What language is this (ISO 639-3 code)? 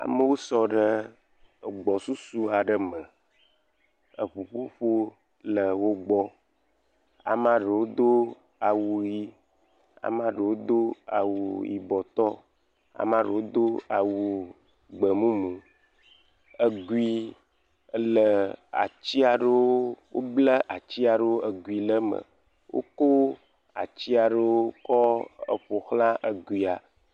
ewe